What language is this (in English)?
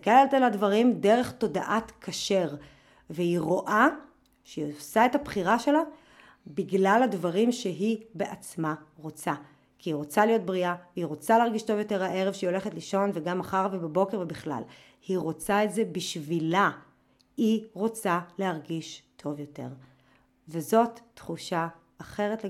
Hebrew